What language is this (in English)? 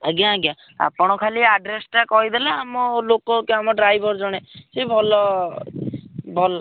Odia